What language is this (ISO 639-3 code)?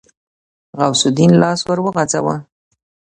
pus